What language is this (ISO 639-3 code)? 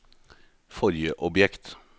nor